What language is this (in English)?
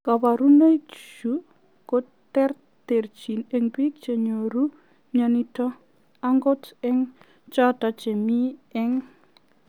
Kalenjin